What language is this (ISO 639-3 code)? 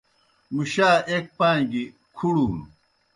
plk